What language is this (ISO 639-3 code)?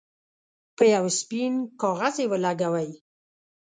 pus